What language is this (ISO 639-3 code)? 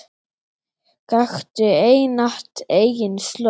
isl